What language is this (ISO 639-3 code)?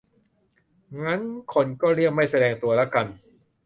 tha